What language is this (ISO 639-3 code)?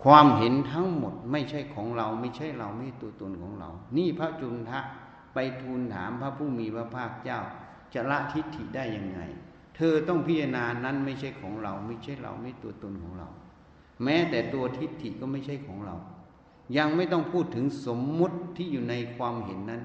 tha